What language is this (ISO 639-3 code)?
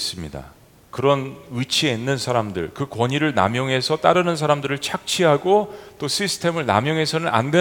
kor